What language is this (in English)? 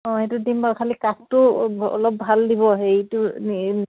Assamese